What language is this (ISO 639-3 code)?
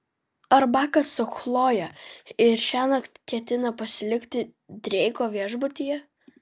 lit